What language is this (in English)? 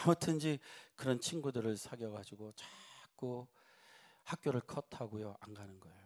Korean